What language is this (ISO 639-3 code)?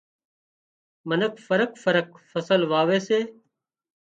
kxp